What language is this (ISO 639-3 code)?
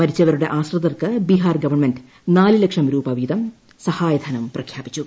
mal